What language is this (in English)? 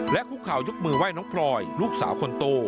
Thai